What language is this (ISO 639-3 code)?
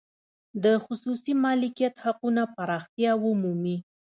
pus